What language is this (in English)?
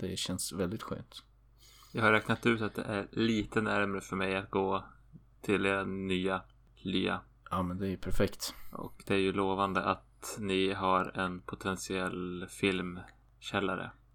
Swedish